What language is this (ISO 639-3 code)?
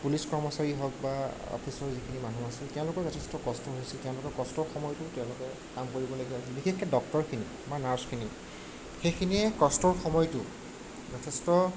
asm